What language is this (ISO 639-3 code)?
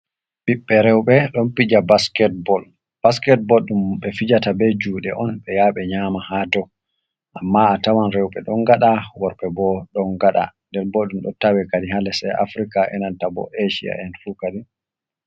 ful